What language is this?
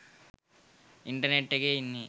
Sinhala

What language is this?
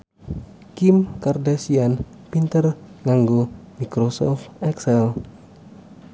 Javanese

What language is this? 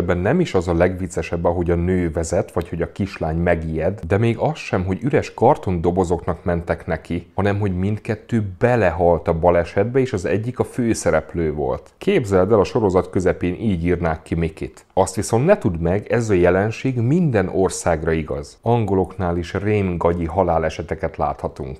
Hungarian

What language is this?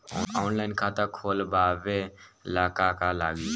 Bhojpuri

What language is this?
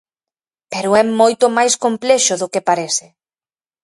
Galician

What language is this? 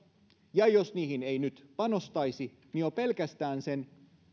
Finnish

